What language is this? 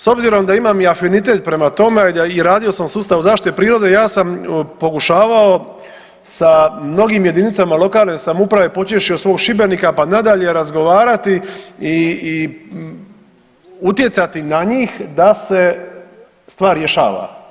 Croatian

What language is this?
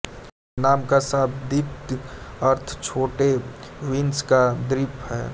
Hindi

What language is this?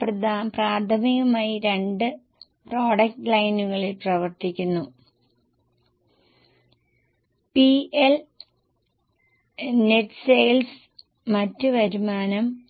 Malayalam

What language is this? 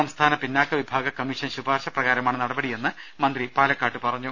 Malayalam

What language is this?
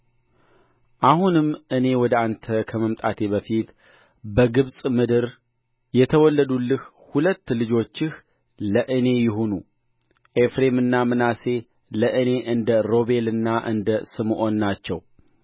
Amharic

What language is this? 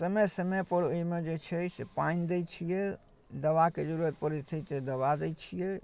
Maithili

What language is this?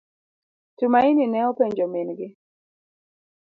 Luo (Kenya and Tanzania)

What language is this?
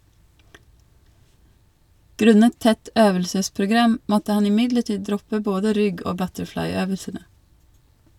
Norwegian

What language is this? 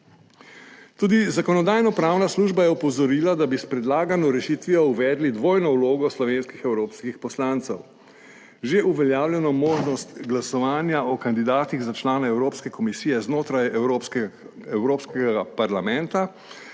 Slovenian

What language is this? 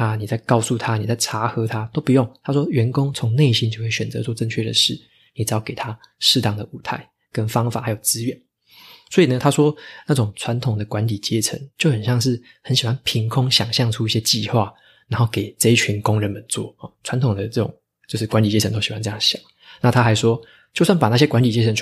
Chinese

